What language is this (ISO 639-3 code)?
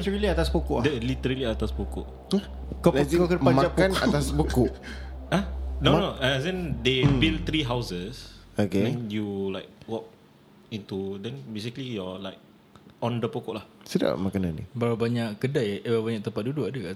msa